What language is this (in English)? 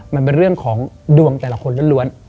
Thai